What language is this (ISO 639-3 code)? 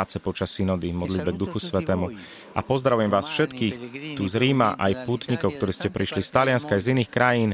slk